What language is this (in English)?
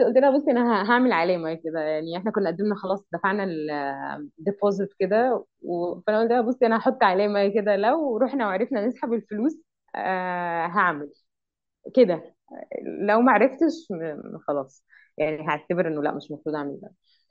Arabic